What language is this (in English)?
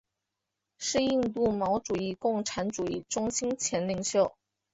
Chinese